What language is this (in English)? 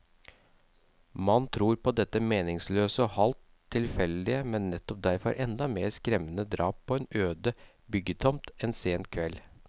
Norwegian